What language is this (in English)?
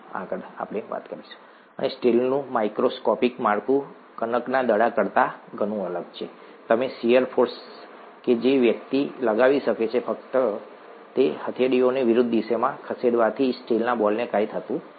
Gujarati